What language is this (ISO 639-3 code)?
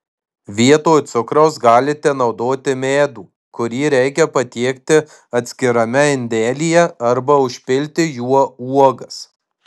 lit